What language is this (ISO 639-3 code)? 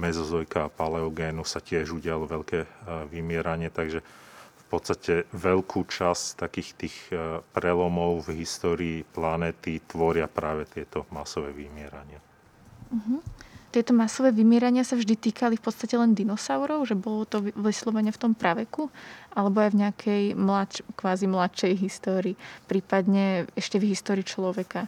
slk